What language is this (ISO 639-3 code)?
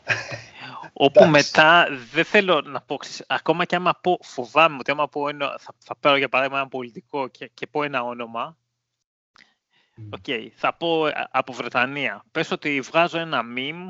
ell